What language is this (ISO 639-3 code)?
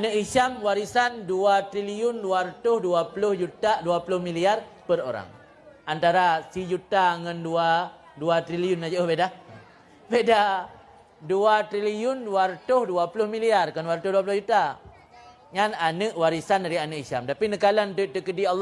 msa